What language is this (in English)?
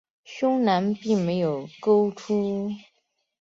Chinese